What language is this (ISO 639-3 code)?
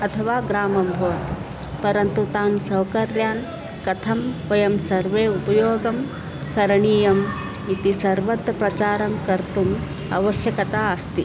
san